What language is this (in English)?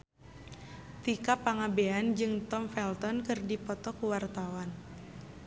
Sundanese